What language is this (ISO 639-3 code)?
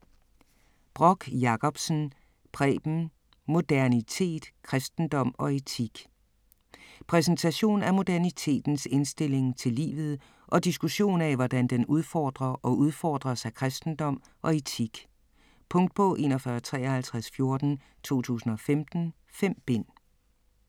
dan